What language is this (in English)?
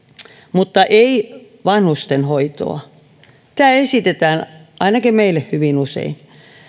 Finnish